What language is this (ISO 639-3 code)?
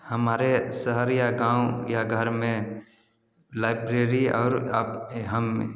hin